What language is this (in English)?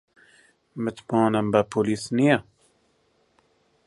Central Kurdish